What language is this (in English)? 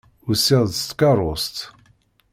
Kabyle